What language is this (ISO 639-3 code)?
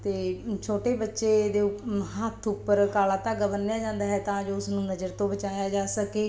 pan